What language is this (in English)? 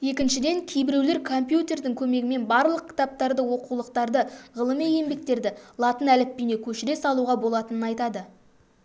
Kazakh